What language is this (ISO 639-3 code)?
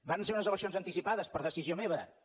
cat